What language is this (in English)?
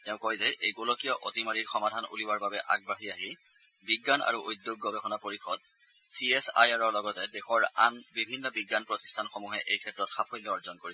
Assamese